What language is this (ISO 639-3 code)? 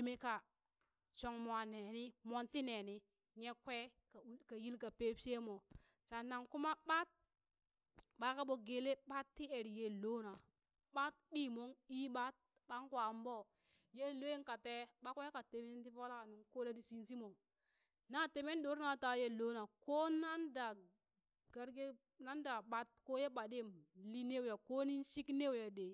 bys